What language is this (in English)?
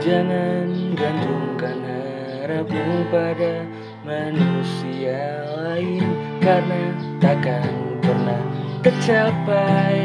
Indonesian